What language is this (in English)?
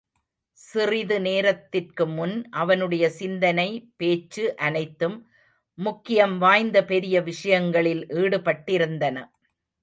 Tamil